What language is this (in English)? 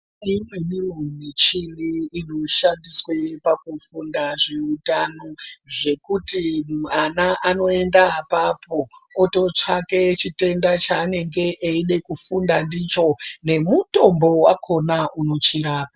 Ndau